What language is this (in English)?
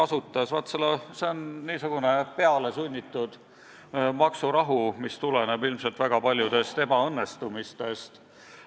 Estonian